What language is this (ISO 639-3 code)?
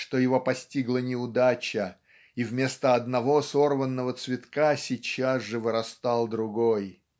rus